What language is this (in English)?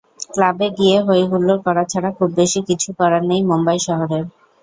Bangla